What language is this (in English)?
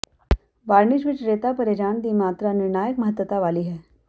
Punjabi